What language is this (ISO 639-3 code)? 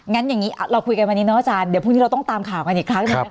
tha